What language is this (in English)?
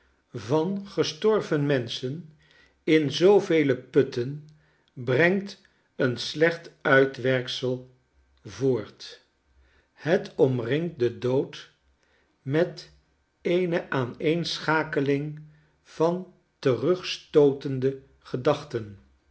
Dutch